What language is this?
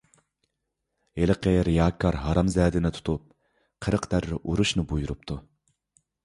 Uyghur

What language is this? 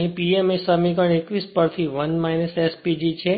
Gujarati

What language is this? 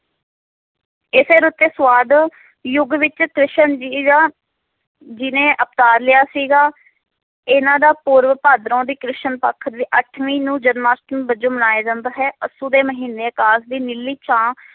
Punjabi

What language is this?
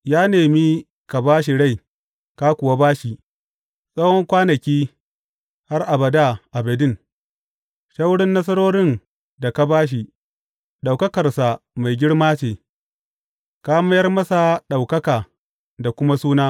Hausa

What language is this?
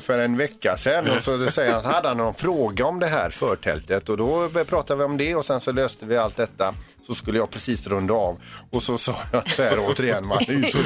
Swedish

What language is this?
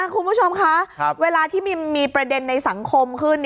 Thai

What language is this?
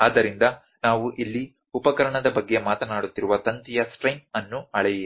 Kannada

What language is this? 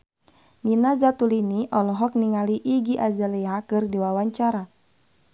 Sundanese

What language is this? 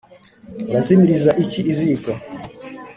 Kinyarwanda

